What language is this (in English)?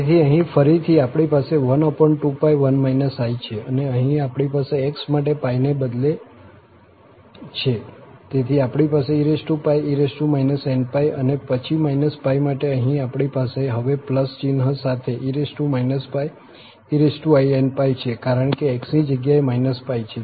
Gujarati